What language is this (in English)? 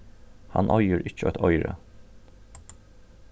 Faroese